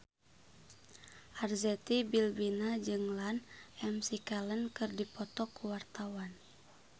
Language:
Sundanese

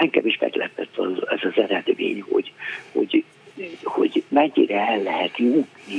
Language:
Hungarian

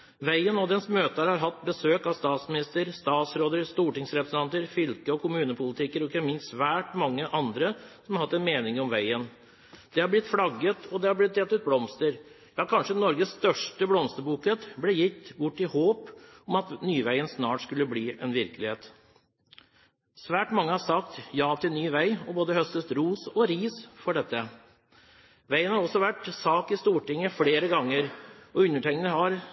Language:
Norwegian Bokmål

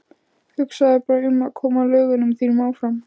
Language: Icelandic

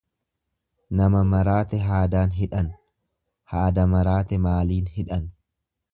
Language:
Oromo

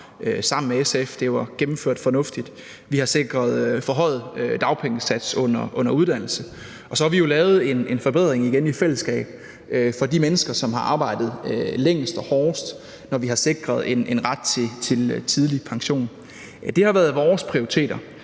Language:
Danish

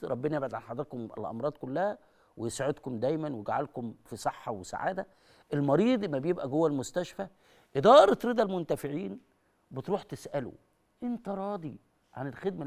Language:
Arabic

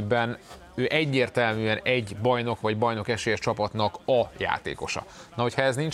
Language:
Hungarian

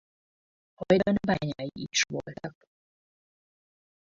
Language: Hungarian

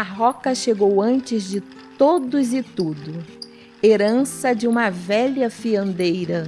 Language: Portuguese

